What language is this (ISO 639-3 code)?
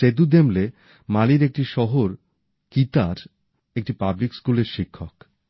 ben